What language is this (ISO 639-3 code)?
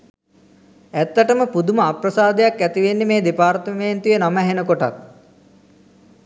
sin